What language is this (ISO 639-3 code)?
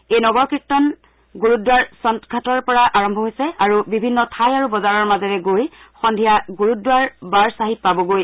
asm